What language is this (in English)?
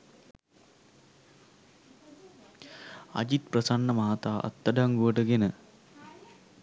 Sinhala